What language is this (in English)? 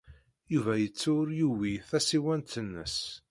Kabyle